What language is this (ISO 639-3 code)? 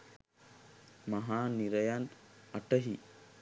sin